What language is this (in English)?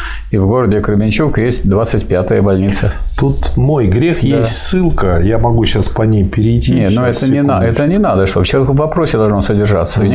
Russian